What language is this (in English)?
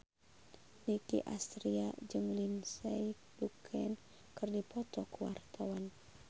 Sundanese